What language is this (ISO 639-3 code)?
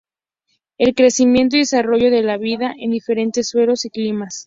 spa